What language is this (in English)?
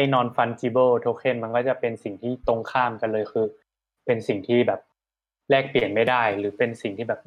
Thai